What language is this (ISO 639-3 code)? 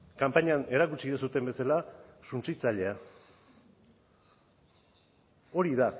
eus